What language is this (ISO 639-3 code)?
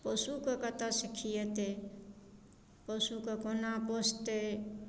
mai